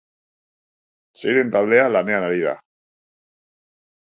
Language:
Basque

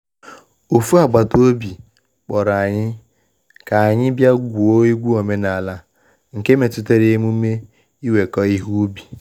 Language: Igbo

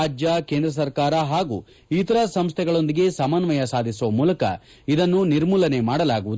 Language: Kannada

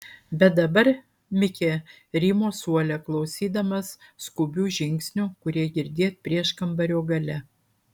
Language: Lithuanian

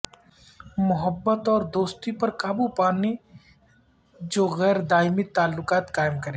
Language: Urdu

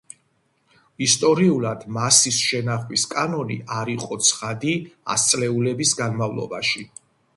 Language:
Georgian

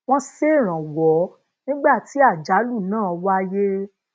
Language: Yoruba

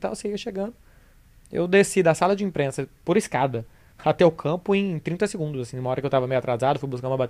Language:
Portuguese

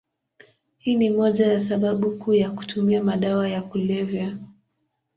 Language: Swahili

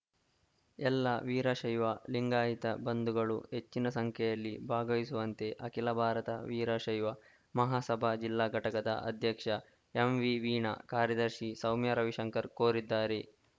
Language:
Kannada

